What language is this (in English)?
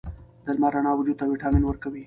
Pashto